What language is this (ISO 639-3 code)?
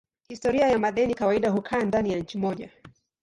swa